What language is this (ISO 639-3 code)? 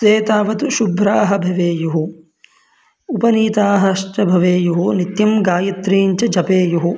san